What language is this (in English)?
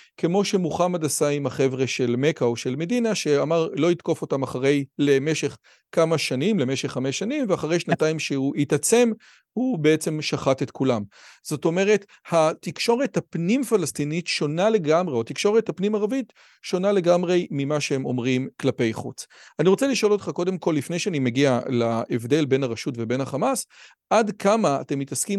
Hebrew